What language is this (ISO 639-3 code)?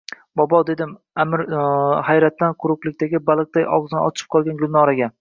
uzb